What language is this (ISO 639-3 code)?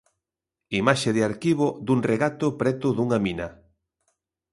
glg